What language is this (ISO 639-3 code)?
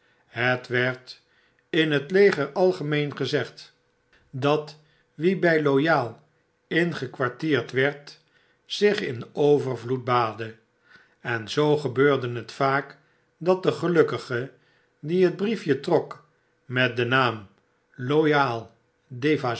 nld